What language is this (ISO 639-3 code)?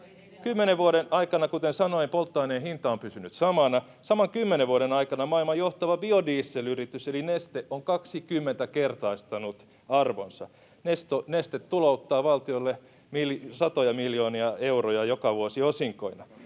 fin